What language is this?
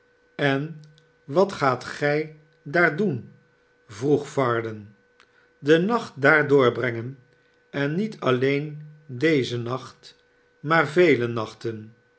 Dutch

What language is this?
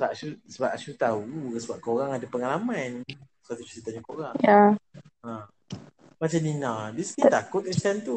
Malay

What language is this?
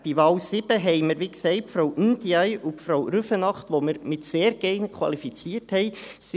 Swiss German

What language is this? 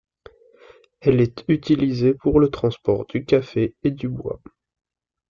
French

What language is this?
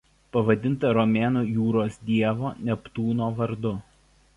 Lithuanian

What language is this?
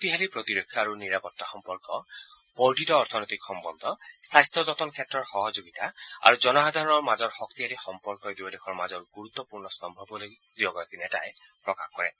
Assamese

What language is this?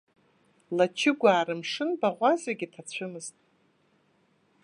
Abkhazian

